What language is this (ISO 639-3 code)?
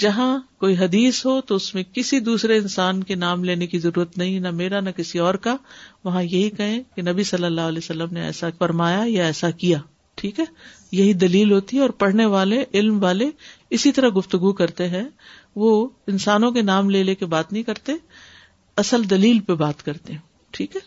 urd